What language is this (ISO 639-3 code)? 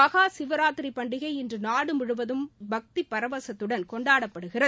tam